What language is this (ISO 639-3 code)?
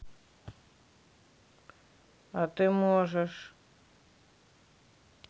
rus